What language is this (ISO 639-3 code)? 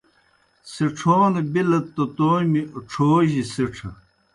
plk